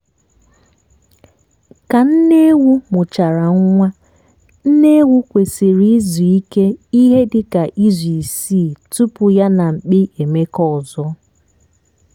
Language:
Igbo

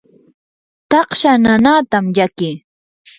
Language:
Yanahuanca Pasco Quechua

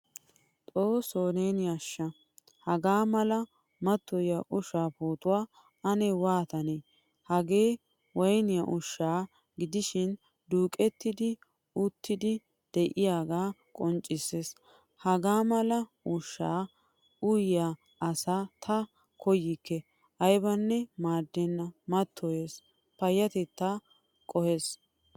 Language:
Wolaytta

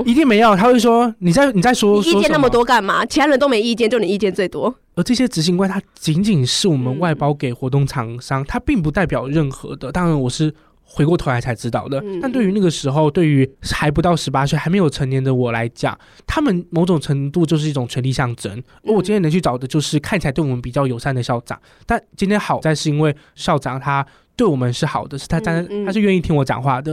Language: Chinese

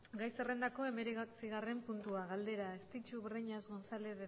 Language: Basque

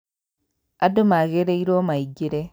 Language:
Kikuyu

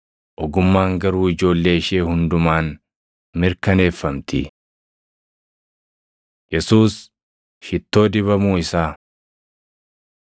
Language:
Oromo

